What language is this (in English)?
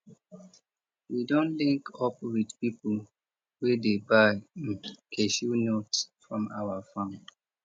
Nigerian Pidgin